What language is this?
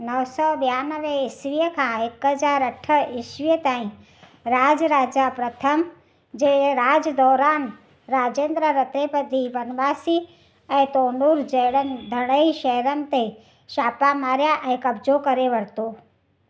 Sindhi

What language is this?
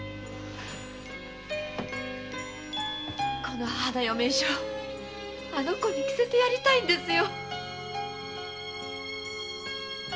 Japanese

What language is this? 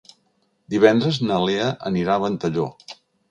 Catalan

